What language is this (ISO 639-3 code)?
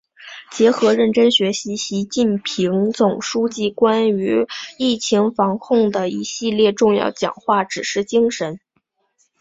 zho